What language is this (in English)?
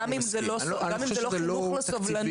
Hebrew